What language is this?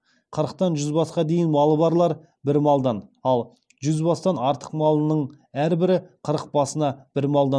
Kazakh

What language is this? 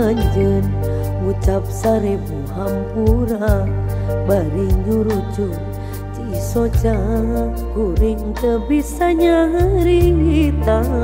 Indonesian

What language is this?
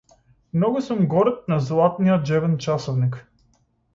Macedonian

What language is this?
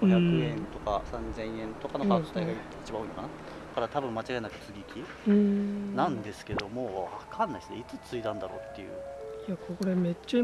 Japanese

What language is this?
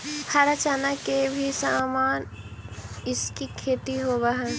Magahi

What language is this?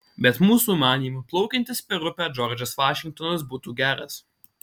Lithuanian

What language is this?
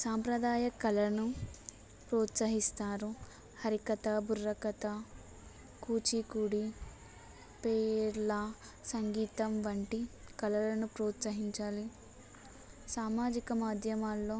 Telugu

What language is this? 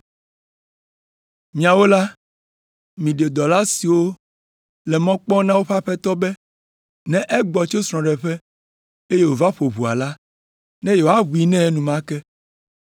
Ewe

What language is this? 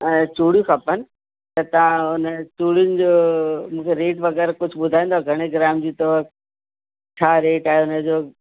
Sindhi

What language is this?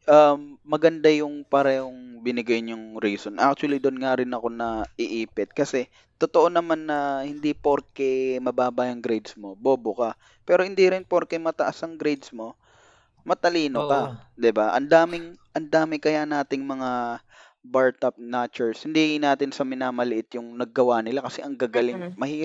Filipino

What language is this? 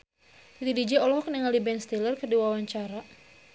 Sundanese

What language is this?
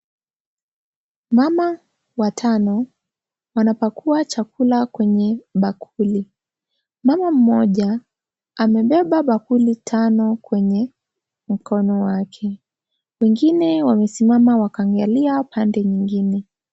Swahili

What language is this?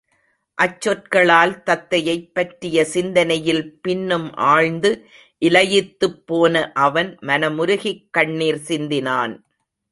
Tamil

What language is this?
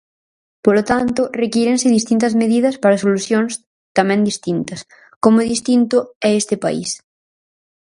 Galician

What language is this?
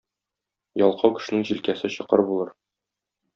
Tatar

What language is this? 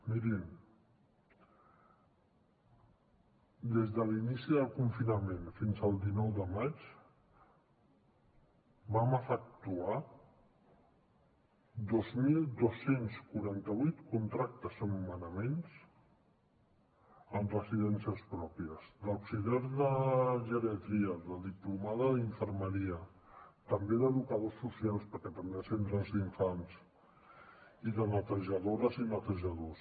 Catalan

